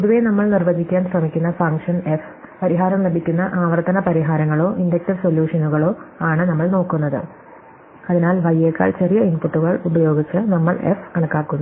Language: Malayalam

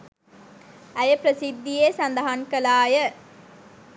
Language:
Sinhala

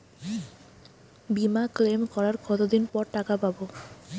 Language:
Bangla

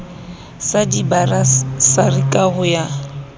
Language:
Southern Sotho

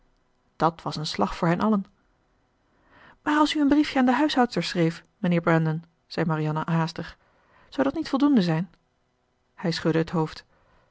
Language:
Dutch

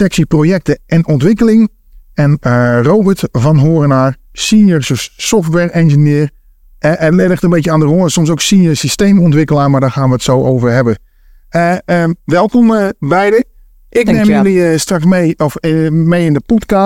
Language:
Dutch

